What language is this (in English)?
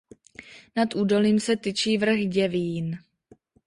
Czech